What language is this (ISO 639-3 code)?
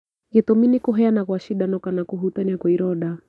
kik